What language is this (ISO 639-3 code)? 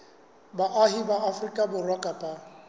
sot